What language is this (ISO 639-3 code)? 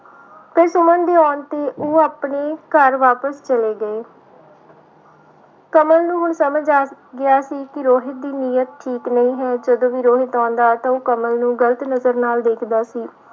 pan